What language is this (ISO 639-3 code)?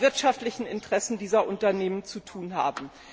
deu